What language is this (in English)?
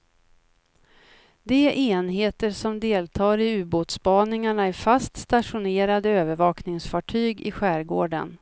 Swedish